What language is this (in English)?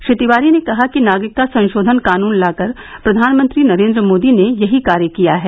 Hindi